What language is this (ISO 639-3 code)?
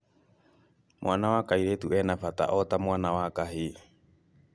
kik